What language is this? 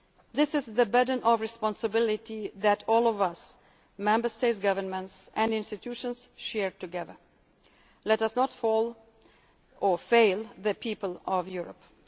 English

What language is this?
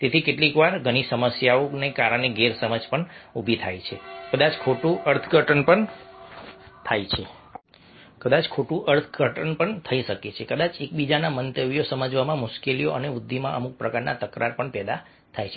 Gujarati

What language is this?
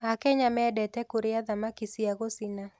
Kikuyu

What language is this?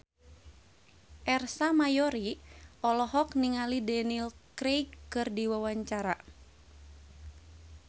Sundanese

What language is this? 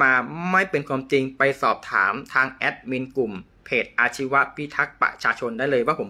Thai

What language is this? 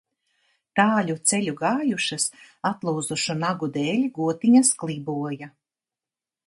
Latvian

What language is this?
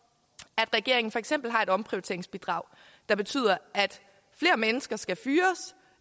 Danish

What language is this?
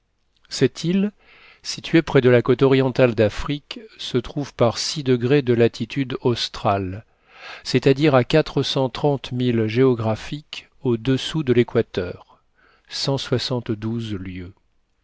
French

